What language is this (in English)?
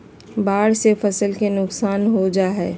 Magahi